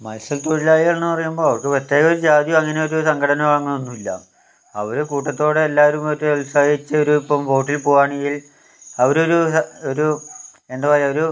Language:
Malayalam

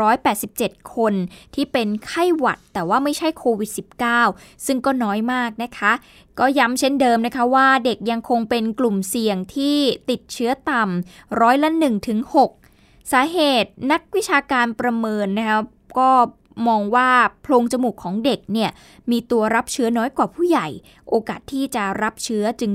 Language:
Thai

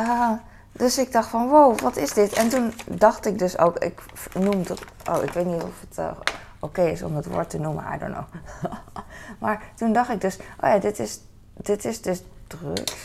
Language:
Dutch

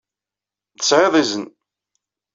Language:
Kabyle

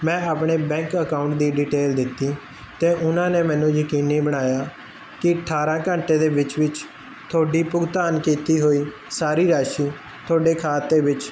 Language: Punjabi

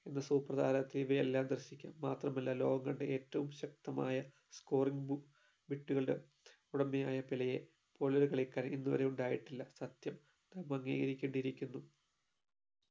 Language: Malayalam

